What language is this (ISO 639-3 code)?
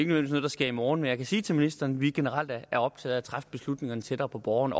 dan